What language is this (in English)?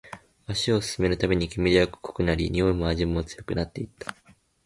Japanese